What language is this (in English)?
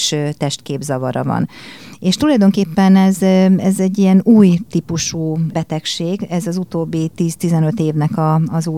Hungarian